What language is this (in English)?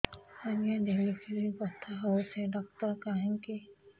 Odia